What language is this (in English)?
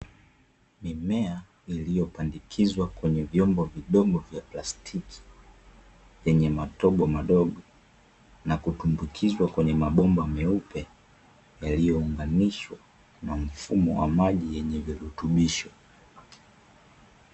Swahili